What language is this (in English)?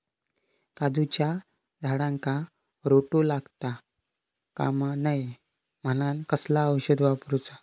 Marathi